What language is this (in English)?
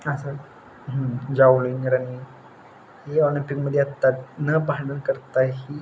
Marathi